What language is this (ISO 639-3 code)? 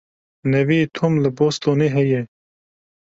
kur